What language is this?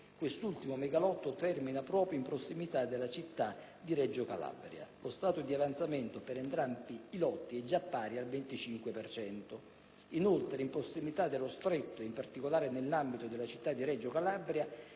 Italian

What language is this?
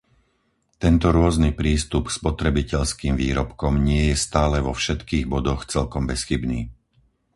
Slovak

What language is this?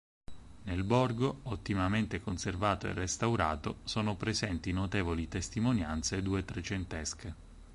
Italian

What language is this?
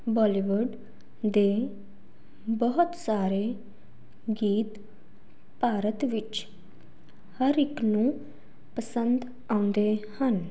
Punjabi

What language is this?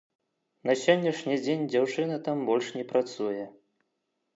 Belarusian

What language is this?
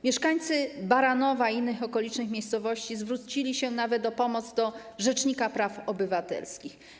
Polish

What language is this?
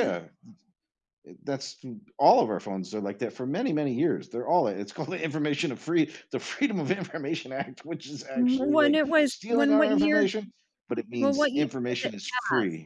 English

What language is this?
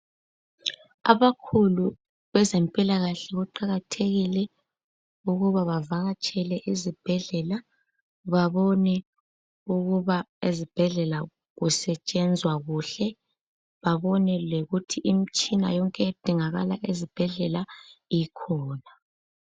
North Ndebele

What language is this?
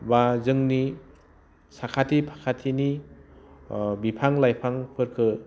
Bodo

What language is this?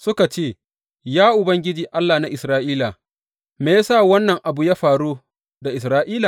Hausa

